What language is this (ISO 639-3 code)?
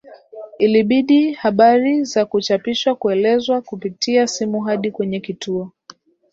swa